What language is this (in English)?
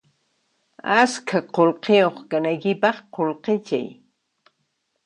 Puno Quechua